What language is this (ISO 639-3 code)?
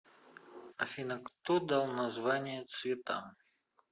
rus